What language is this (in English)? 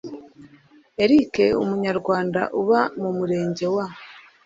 Kinyarwanda